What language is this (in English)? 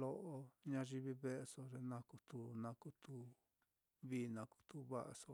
Mitlatongo Mixtec